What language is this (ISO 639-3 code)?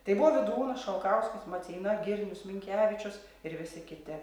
lit